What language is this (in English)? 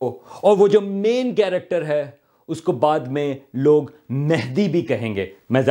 Urdu